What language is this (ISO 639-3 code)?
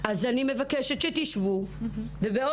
heb